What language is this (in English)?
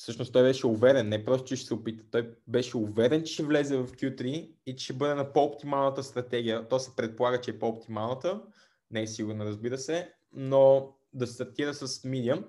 Bulgarian